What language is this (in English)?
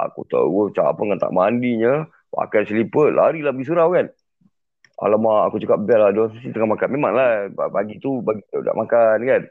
Malay